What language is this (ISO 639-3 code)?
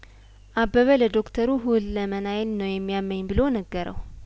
amh